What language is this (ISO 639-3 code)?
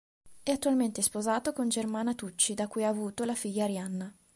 ita